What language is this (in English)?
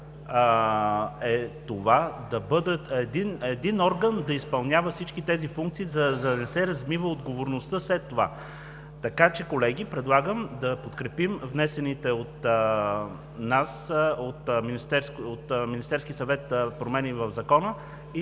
Bulgarian